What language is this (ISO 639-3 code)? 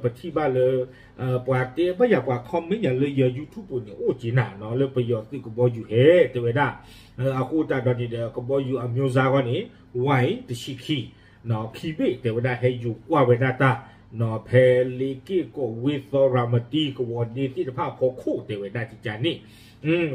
tha